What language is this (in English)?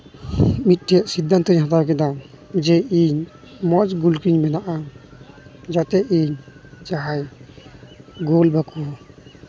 Santali